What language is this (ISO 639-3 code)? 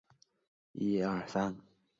zho